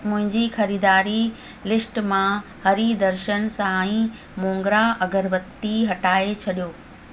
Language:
Sindhi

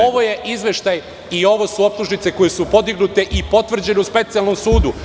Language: Serbian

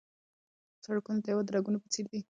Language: Pashto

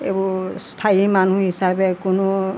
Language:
Assamese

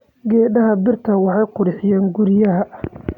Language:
Somali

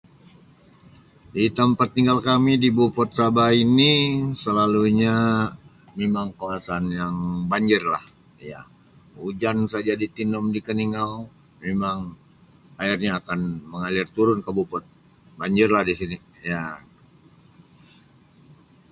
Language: Sabah Malay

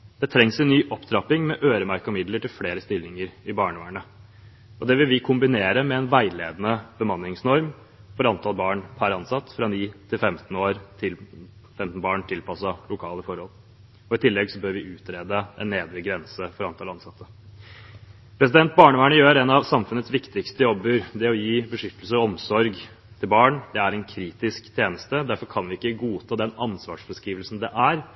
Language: Norwegian Bokmål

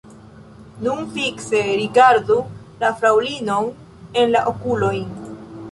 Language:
Esperanto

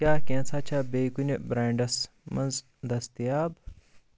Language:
Kashmiri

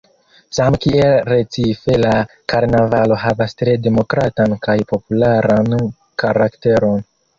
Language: Esperanto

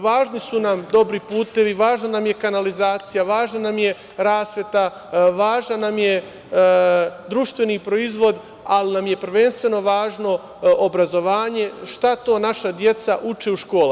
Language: Serbian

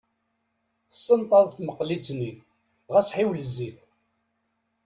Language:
Kabyle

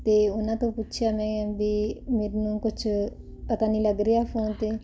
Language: Punjabi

